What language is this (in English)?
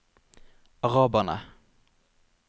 Norwegian